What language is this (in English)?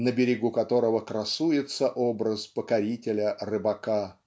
Russian